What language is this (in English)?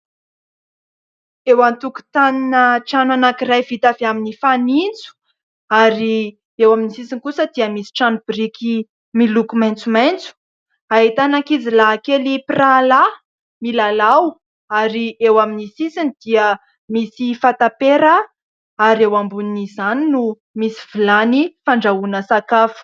Malagasy